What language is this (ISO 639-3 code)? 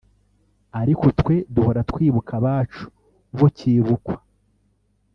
kin